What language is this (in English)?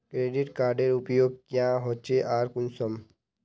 Magahi